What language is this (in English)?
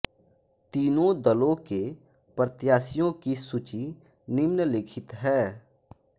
Hindi